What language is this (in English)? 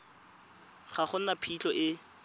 Tswana